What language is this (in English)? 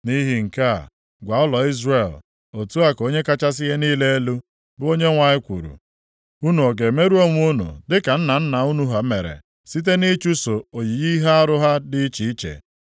Igbo